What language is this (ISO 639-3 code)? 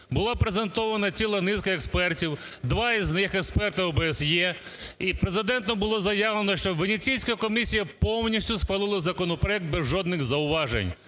ukr